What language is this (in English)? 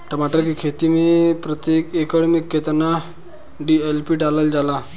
Bhojpuri